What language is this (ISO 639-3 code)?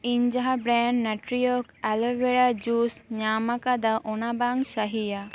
sat